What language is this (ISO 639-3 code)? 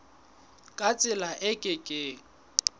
sot